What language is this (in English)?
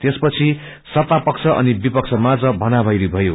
Nepali